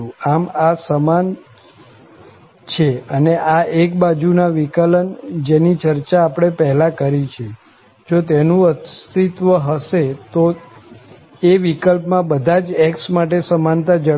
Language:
Gujarati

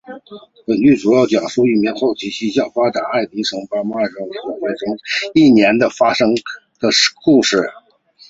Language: Chinese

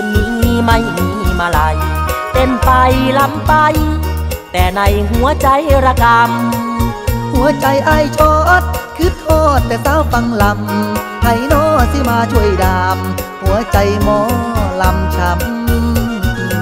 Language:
Thai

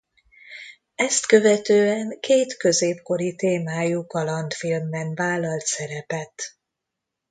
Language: Hungarian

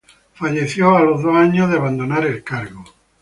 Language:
Spanish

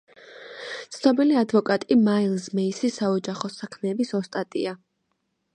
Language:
Georgian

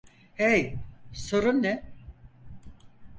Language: Turkish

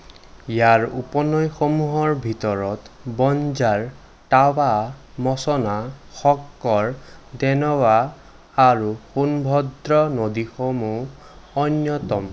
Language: Assamese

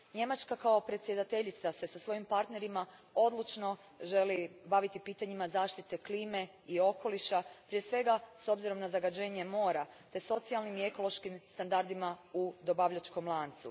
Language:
Croatian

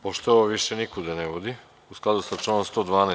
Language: Serbian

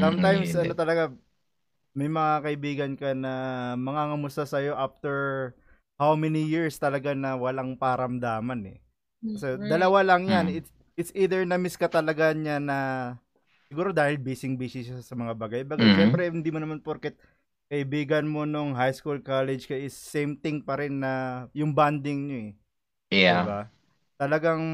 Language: Filipino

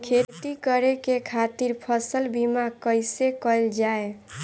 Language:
Bhojpuri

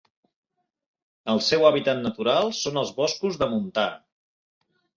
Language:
Catalan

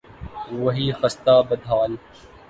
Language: Urdu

